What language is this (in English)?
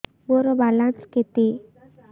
Odia